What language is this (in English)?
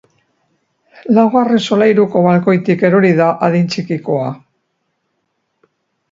Basque